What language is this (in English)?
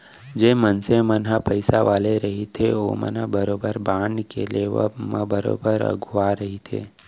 Chhattisgarhi